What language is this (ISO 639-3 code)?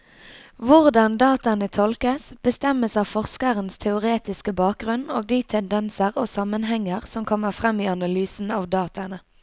nor